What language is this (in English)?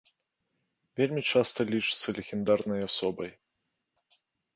Belarusian